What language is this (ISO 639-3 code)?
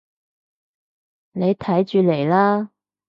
yue